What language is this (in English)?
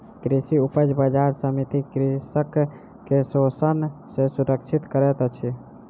Maithili